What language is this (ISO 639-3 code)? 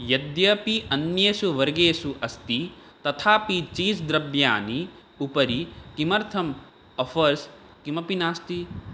san